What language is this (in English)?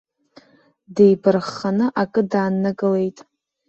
Abkhazian